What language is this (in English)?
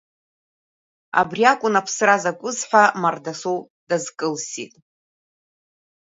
Abkhazian